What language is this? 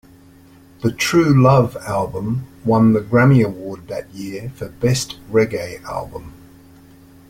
English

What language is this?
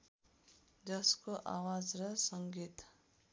Nepali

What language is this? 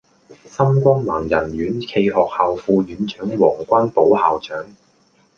Cantonese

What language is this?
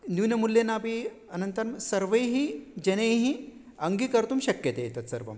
Sanskrit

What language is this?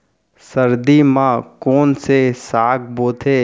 Chhattisgarhi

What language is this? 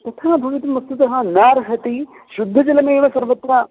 Sanskrit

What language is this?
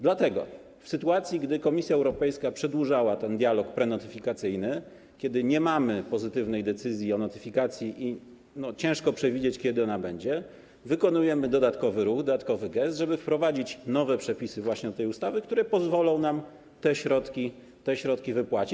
Polish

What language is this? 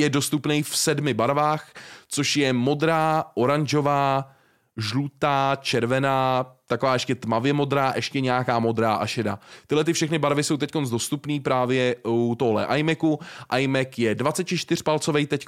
Czech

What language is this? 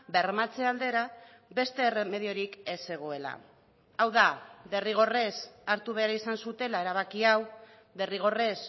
Basque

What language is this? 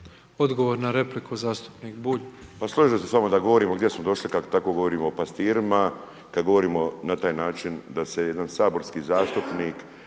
Croatian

